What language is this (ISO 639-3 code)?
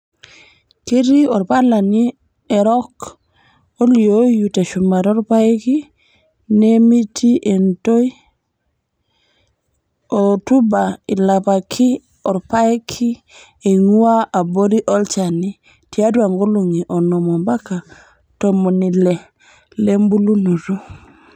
mas